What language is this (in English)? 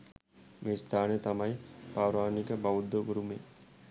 Sinhala